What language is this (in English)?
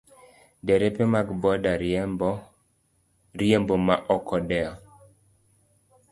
Luo (Kenya and Tanzania)